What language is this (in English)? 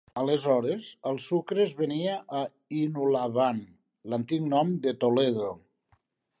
Catalan